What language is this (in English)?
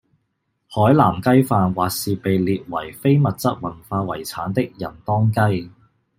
Cantonese